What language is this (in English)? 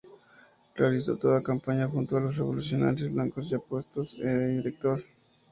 Spanish